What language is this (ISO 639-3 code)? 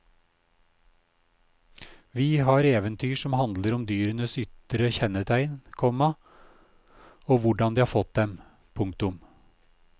nor